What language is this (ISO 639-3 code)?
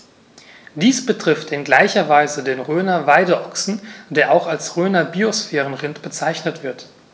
deu